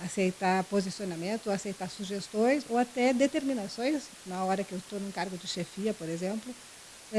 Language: Portuguese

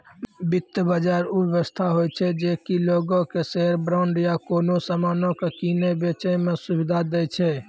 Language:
Maithili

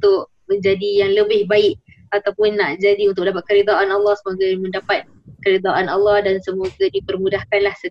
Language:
Malay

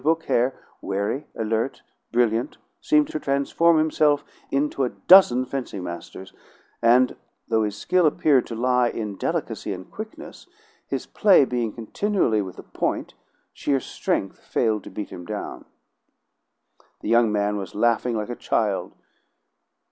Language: English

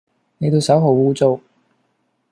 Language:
Cantonese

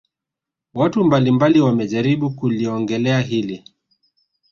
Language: Swahili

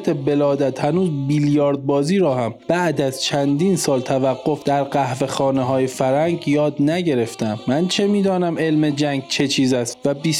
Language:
Persian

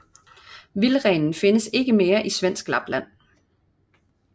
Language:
Danish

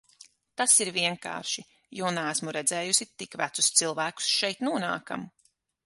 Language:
Latvian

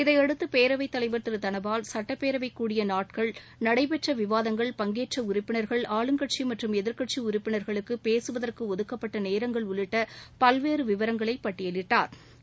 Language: Tamil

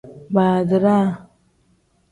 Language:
Tem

